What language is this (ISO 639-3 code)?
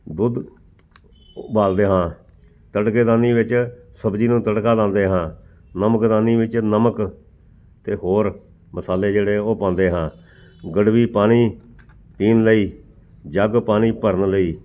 pan